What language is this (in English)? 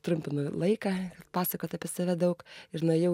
Lithuanian